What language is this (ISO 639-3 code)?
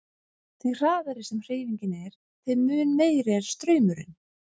isl